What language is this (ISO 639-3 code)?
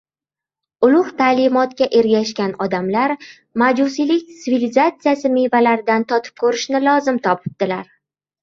uzb